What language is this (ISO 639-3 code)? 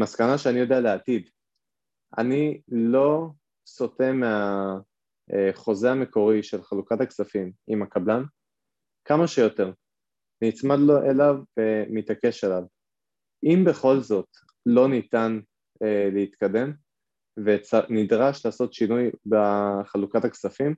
heb